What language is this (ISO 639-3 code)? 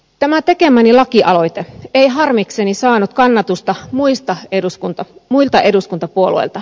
fin